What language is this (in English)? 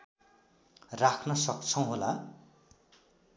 Nepali